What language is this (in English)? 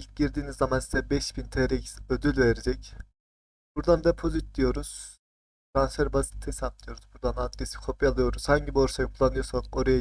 Turkish